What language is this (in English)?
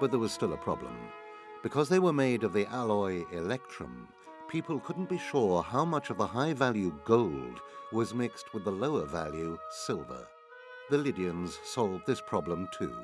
English